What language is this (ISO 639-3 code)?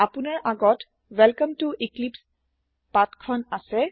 asm